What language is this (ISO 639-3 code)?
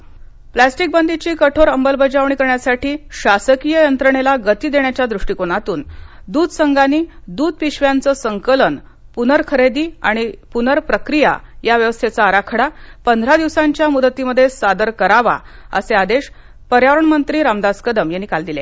mar